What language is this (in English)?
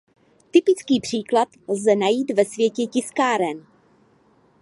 Czech